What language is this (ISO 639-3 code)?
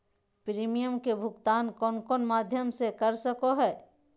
mag